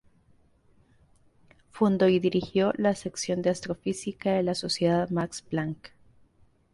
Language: Spanish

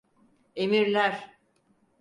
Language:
Turkish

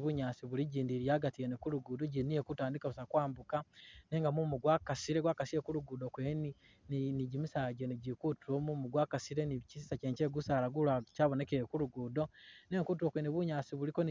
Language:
Masaaba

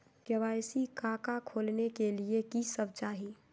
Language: Magahi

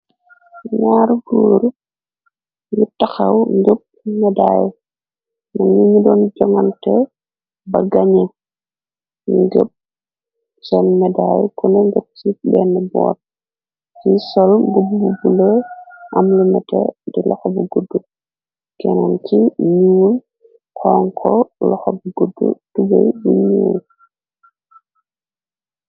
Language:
Wolof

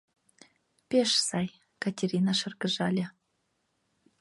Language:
Mari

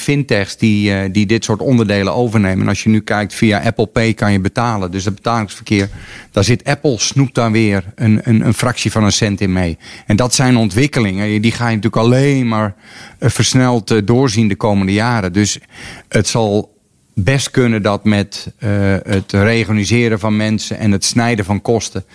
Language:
Dutch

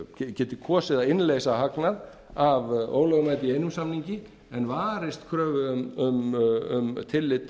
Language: Icelandic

